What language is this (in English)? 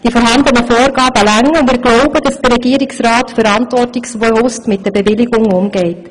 Swiss German